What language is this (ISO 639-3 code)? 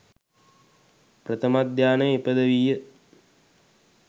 sin